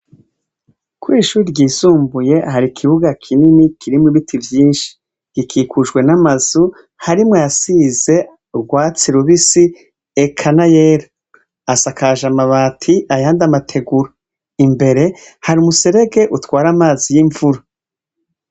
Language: Rundi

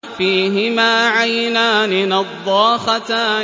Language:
Arabic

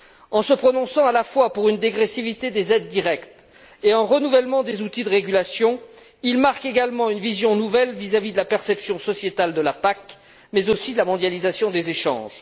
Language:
French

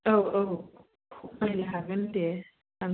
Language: Bodo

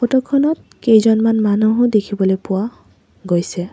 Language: Assamese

